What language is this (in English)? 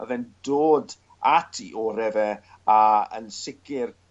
Welsh